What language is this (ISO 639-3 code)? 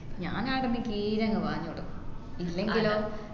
mal